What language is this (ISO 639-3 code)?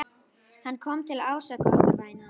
isl